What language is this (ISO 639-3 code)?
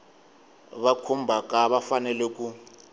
tso